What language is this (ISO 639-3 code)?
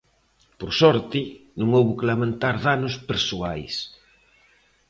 glg